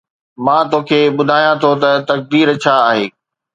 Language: Sindhi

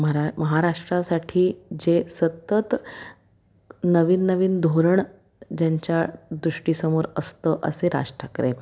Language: Marathi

